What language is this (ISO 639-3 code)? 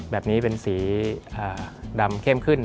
tha